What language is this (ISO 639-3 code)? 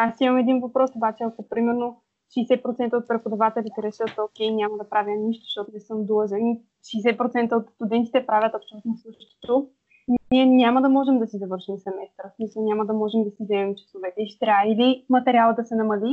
bul